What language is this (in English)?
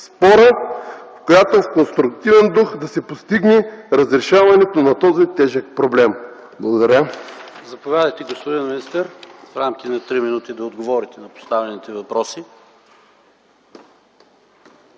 Bulgarian